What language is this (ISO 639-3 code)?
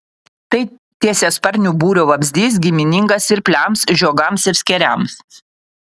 lit